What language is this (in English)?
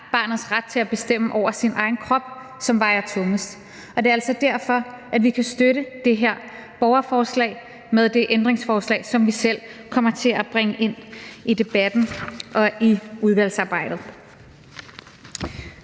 Danish